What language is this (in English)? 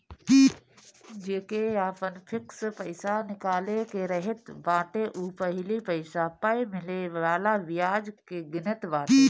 Bhojpuri